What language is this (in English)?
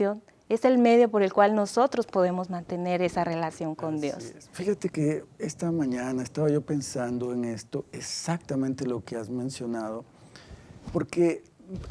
Spanish